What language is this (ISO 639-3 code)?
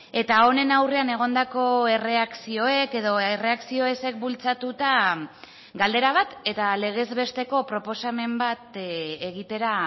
eus